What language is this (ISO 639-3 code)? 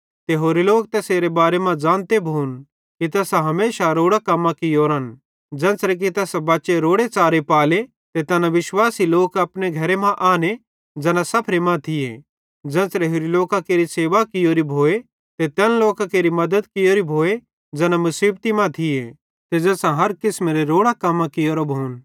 bhd